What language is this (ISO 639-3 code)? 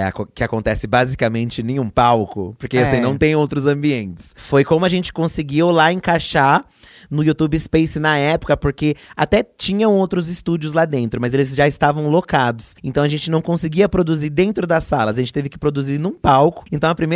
por